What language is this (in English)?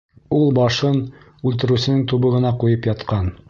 Bashkir